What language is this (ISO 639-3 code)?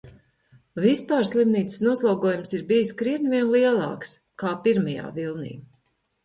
lav